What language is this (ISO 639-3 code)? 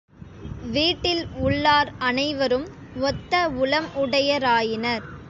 tam